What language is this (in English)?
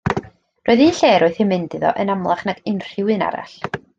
Welsh